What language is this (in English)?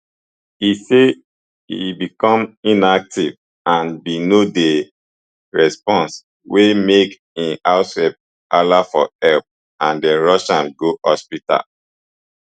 Nigerian Pidgin